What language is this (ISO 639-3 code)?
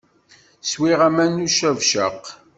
kab